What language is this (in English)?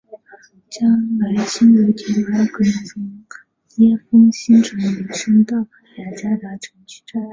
Chinese